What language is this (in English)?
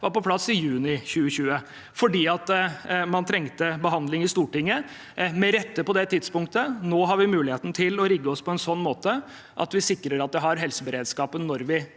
Norwegian